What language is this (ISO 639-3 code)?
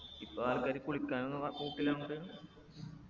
mal